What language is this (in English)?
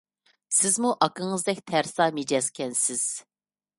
Uyghur